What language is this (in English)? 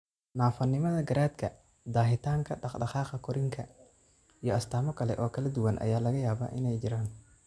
Somali